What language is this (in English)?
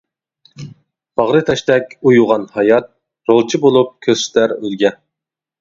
Uyghur